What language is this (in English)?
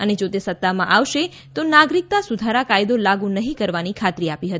Gujarati